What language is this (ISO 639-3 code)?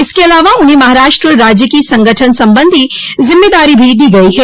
hin